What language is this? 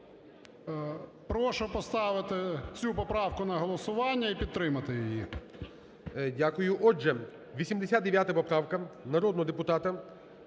Ukrainian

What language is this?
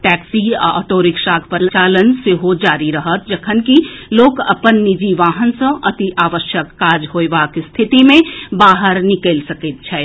Maithili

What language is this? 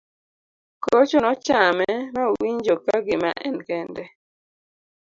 Luo (Kenya and Tanzania)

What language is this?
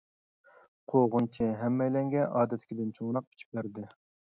Uyghur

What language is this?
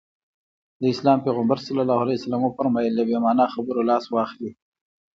Pashto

